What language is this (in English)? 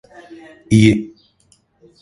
Turkish